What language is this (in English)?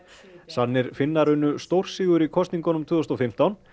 Icelandic